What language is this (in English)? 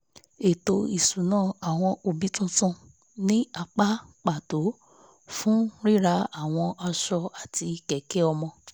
Yoruba